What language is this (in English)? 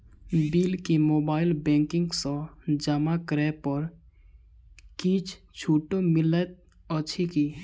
Maithili